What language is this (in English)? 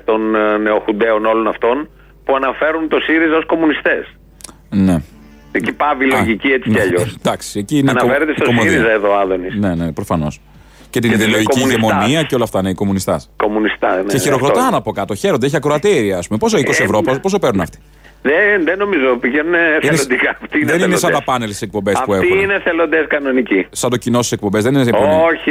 Greek